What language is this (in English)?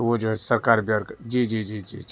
Urdu